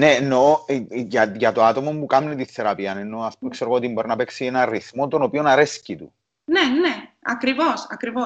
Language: Greek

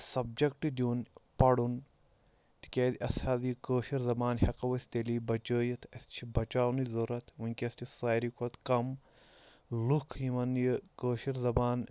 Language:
Kashmiri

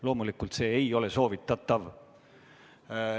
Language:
Estonian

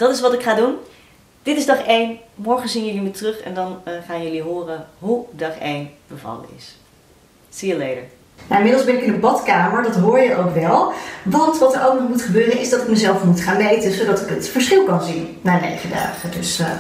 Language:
Dutch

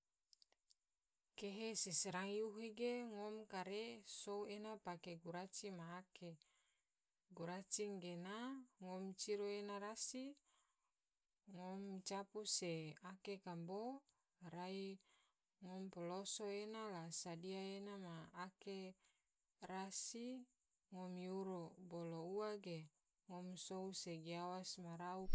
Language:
Tidore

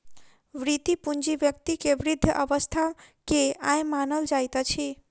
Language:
Maithili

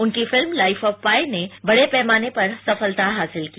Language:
Hindi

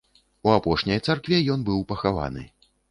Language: Belarusian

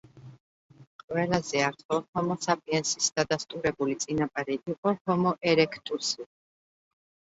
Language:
Georgian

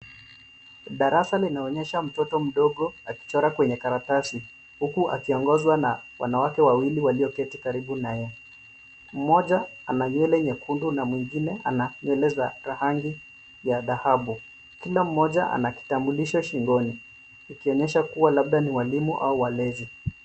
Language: Swahili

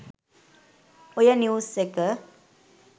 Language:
Sinhala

